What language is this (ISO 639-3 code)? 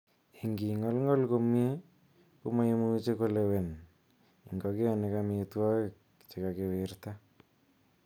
kln